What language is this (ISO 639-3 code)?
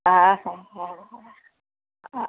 snd